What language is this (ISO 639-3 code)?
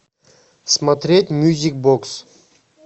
rus